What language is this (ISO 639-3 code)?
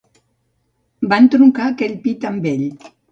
cat